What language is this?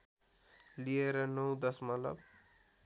Nepali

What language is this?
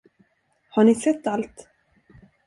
Swedish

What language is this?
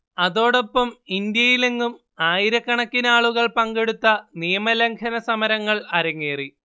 Malayalam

